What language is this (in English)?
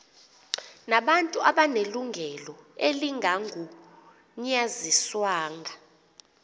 Xhosa